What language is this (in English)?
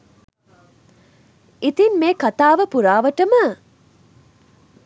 Sinhala